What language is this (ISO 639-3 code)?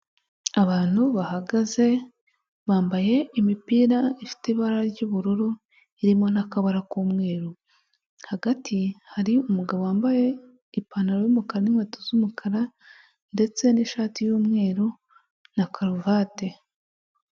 kin